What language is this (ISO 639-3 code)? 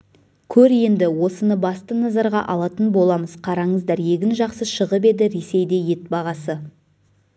kaz